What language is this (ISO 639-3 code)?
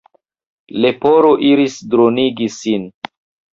epo